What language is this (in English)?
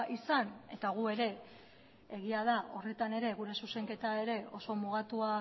Basque